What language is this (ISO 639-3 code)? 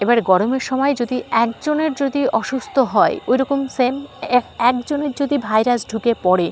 ben